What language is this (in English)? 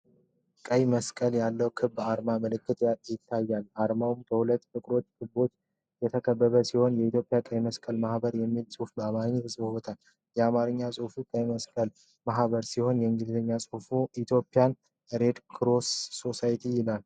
Amharic